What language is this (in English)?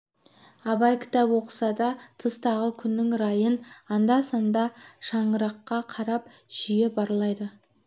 Kazakh